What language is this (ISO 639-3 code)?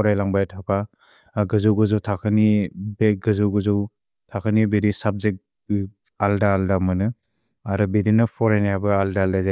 brx